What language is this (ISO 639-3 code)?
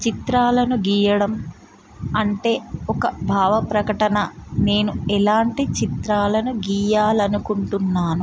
tel